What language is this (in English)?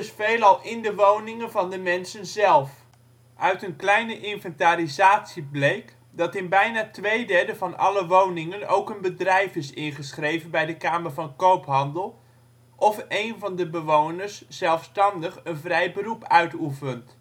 Dutch